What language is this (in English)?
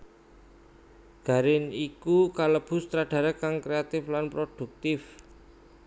Javanese